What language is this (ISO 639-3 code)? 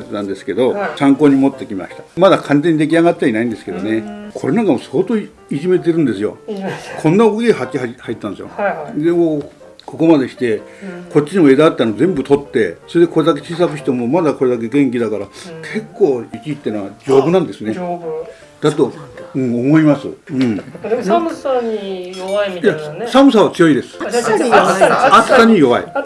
jpn